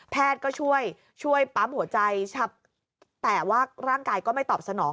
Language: Thai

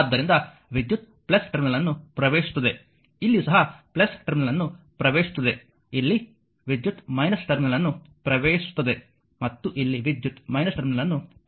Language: Kannada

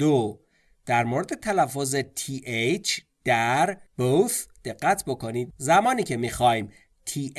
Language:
Persian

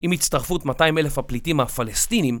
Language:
Hebrew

